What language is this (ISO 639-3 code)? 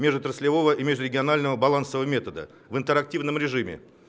rus